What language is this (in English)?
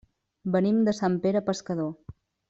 Catalan